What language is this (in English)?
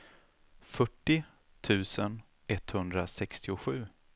Swedish